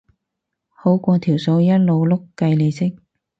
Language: Cantonese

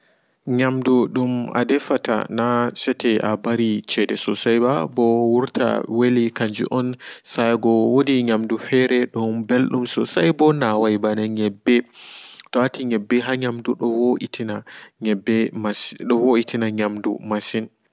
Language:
Fula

